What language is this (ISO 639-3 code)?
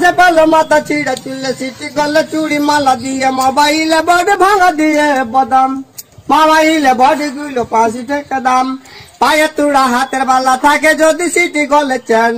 hin